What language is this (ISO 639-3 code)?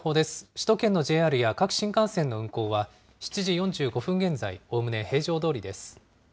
jpn